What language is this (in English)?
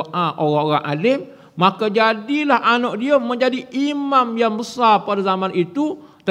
Malay